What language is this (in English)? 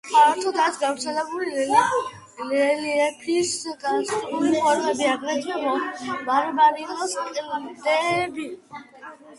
Georgian